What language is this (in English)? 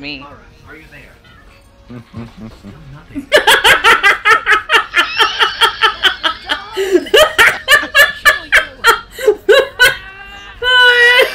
English